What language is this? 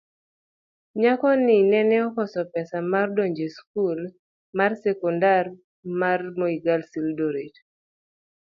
Luo (Kenya and Tanzania)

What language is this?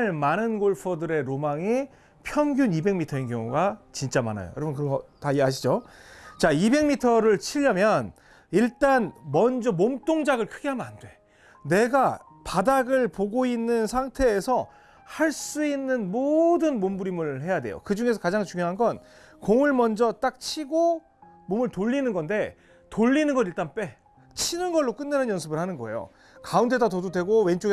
Korean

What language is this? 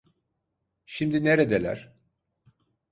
Turkish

